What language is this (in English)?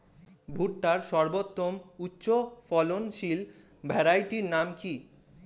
Bangla